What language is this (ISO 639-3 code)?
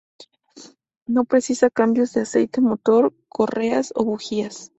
spa